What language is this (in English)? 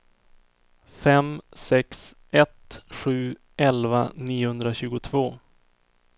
Swedish